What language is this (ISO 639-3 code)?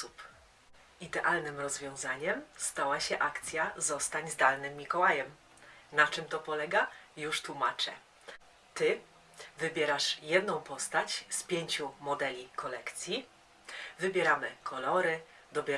pol